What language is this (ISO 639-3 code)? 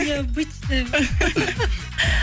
kaz